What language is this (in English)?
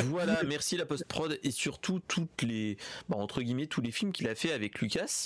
French